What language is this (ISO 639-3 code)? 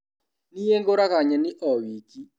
kik